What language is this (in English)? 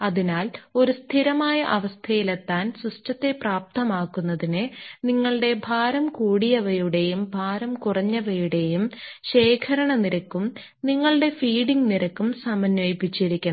Malayalam